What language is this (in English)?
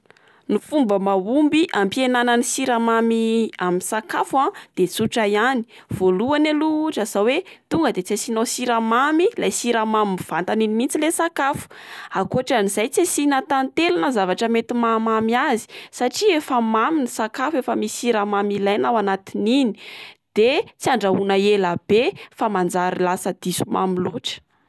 Malagasy